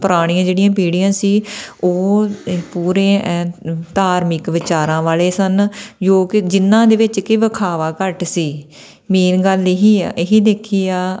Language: Punjabi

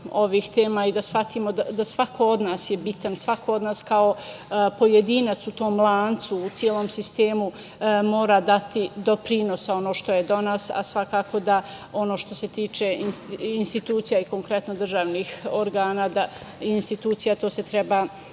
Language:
Serbian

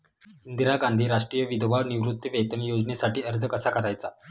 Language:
Marathi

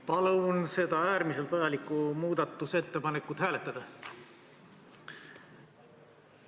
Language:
Estonian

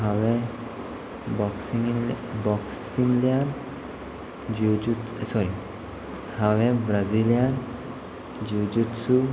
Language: Konkani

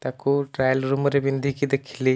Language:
Odia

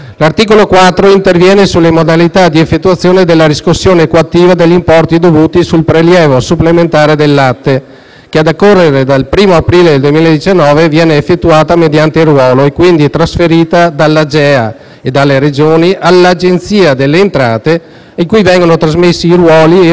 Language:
Italian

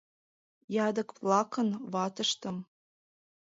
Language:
Mari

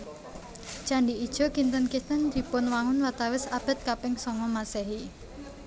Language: Javanese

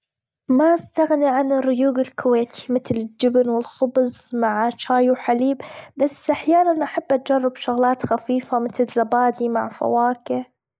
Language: Gulf Arabic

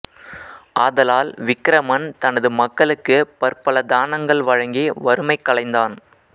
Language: Tamil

